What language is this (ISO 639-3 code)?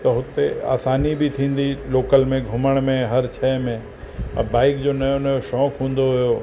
snd